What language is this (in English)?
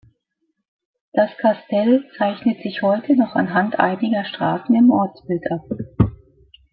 German